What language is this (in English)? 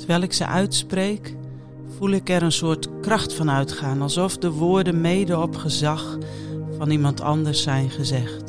Dutch